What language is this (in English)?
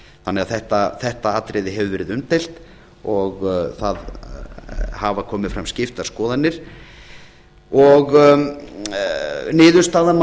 Icelandic